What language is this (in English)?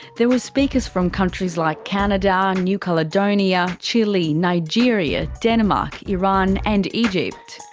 English